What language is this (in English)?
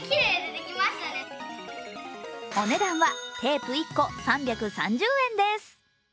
Japanese